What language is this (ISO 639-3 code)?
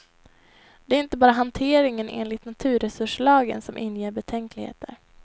swe